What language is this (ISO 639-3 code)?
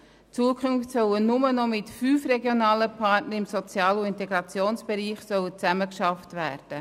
gsw